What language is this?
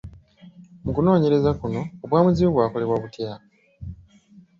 Ganda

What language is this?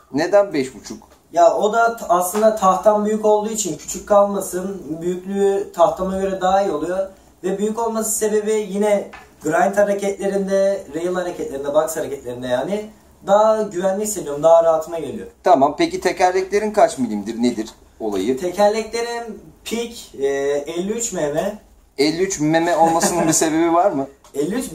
Turkish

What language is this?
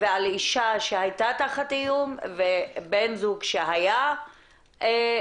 Hebrew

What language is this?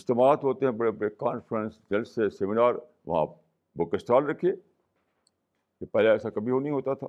Urdu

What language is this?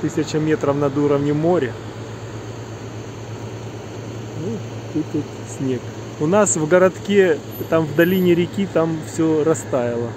Russian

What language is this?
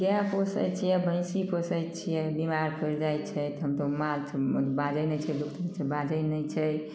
Maithili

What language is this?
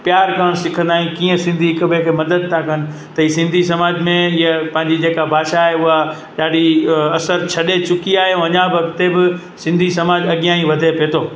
Sindhi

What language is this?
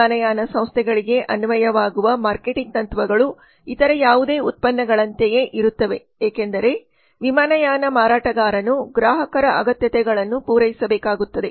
Kannada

